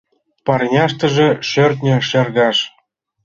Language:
Mari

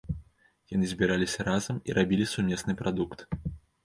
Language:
Belarusian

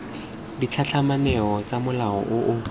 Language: Tswana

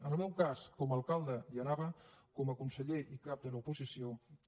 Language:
Catalan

